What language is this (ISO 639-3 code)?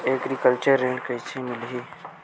hne